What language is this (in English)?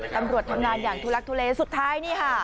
Thai